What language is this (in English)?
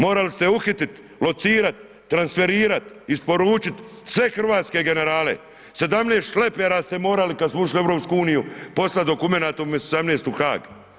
Croatian